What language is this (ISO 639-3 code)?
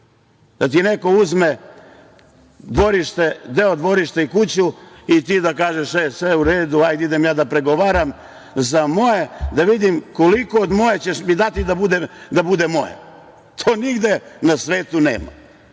srp